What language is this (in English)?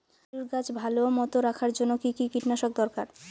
Bangla